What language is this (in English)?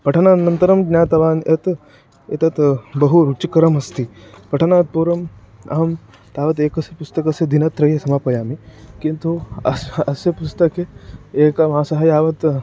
Sanskrit